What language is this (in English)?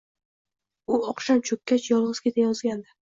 Uzbek